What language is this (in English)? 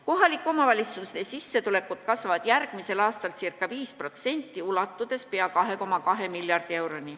Estonian